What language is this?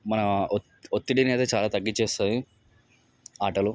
Telugu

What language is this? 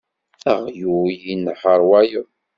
Kabyle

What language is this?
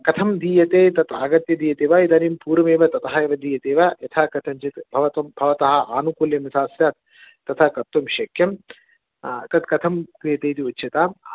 Sanskrit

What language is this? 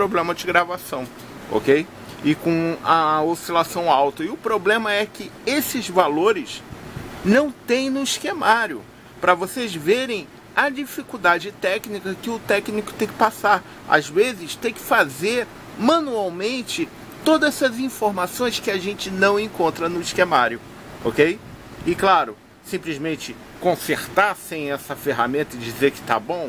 Portuguese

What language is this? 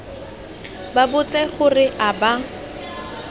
Tswana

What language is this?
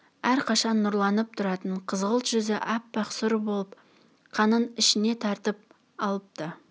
Kazakh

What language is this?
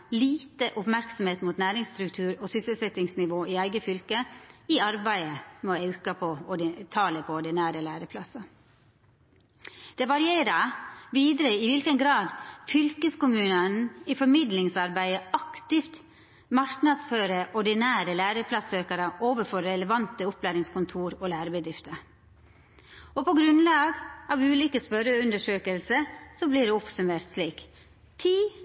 Norwegian Nynorsk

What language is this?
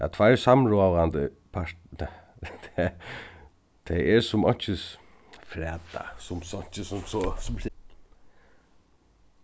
Faroese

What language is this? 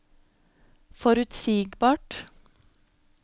Norwegian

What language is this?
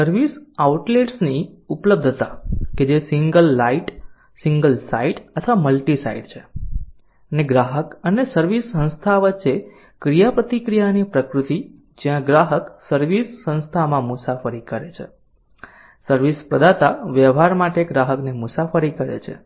Gujarati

